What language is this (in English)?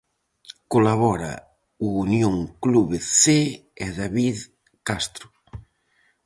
Galician